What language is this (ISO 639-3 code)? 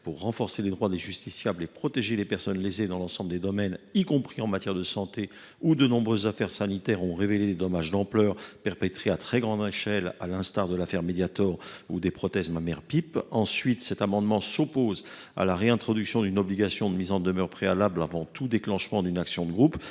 fra